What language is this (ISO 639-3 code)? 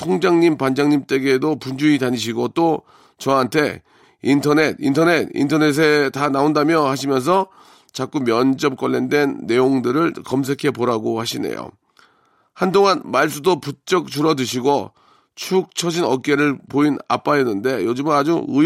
kor